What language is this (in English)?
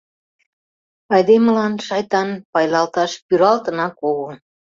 Mari